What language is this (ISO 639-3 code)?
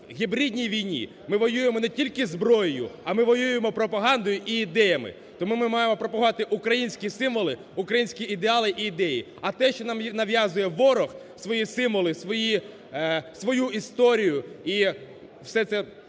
ukr